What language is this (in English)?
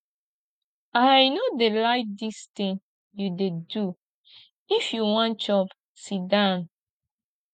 Nigerian Pidgin